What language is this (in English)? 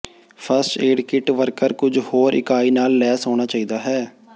Punjabi